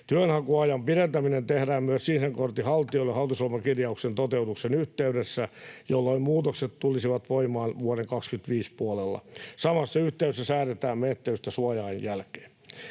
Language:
Finnish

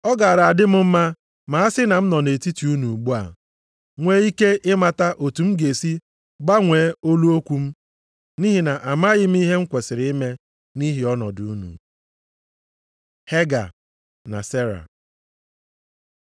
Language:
Igbo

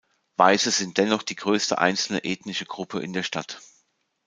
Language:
German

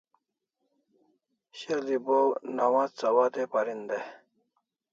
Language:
Kalasha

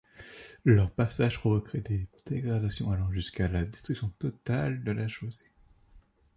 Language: French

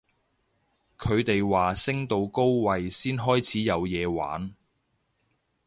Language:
Cantonese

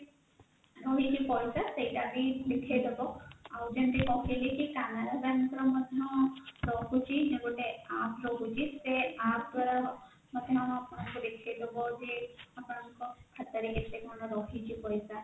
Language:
Odia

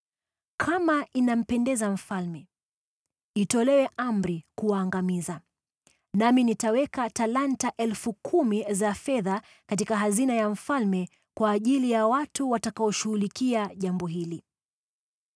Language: Swahili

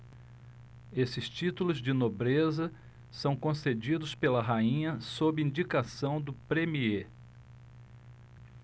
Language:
Portuguese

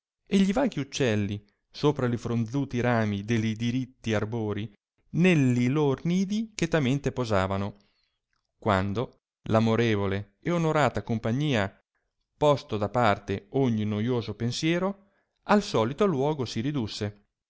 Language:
Italian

